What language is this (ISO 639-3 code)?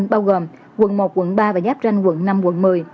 vie